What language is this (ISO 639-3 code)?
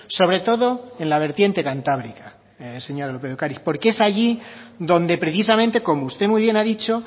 spa